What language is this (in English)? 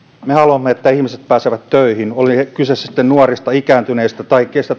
Finnish